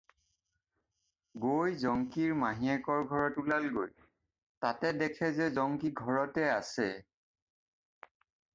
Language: Assamese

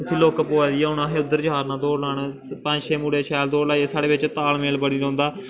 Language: Dogri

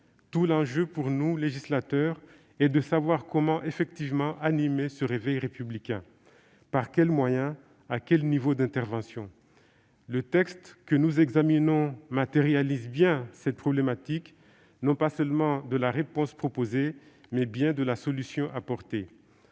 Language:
French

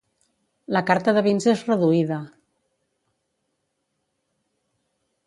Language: Catalan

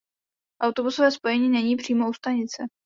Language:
Czech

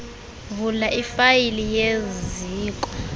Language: Xhosa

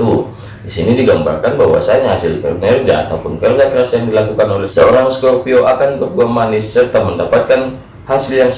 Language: Indonesian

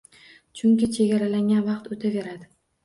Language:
Uzbek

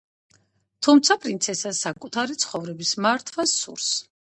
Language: Georgian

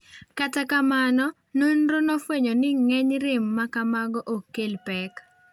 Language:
Luo (Kenya and Tanzania)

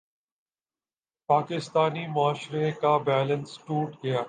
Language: Urdu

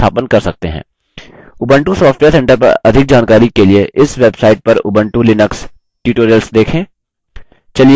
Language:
Hindi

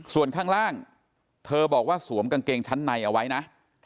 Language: Thai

